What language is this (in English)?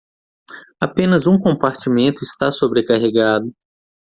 Portuguese